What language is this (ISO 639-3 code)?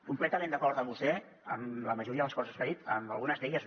cat